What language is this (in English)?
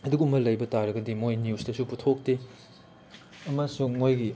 Manipuri